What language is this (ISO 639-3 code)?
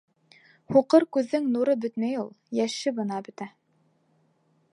bak